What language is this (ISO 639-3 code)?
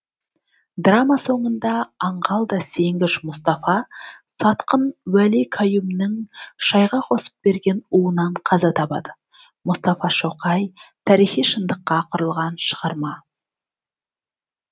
kaz